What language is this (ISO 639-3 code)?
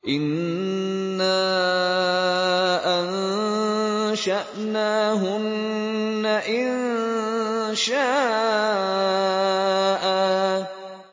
ara